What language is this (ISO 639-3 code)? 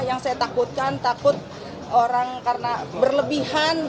ind